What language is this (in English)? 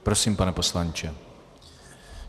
Czech